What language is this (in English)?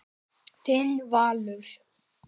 Icelandic